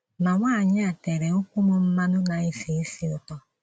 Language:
Igbo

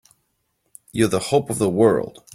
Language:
English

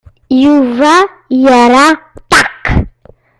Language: Kabyle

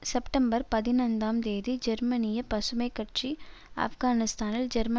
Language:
Tamil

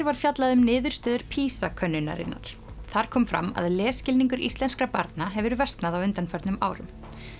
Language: Icelandic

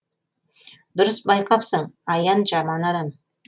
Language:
Kazakh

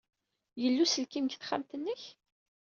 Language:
Kabyle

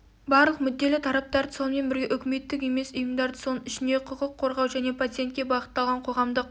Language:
Kazakh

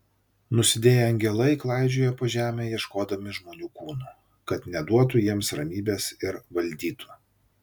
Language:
Lithuanian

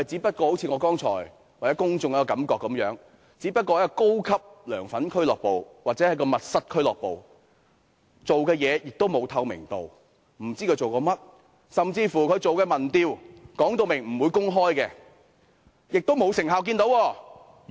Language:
Cantonese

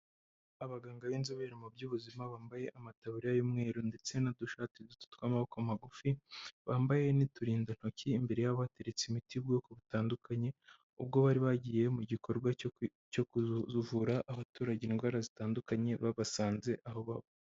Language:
Kinyarwanda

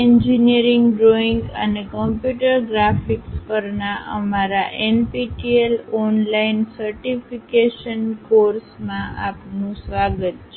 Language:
Gujarati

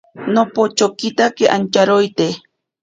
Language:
Ashéninka Perené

